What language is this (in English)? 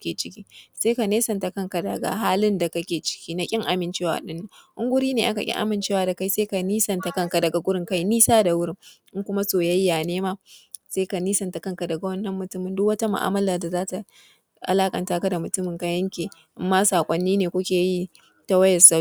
Hausa